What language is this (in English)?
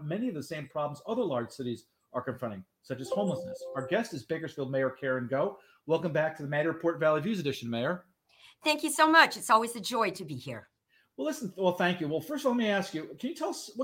English